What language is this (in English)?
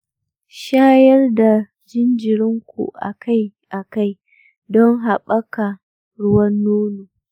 Hausa